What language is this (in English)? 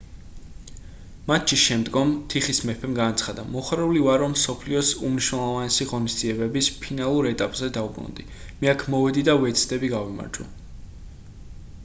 Georgian